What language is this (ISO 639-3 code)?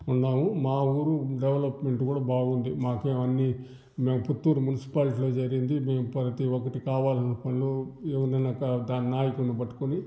tel